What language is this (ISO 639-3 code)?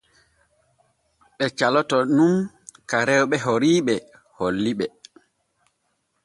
fue